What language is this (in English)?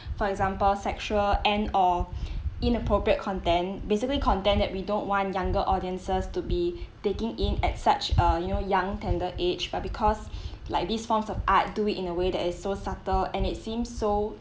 English